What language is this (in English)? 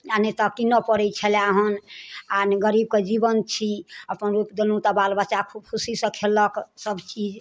Maithili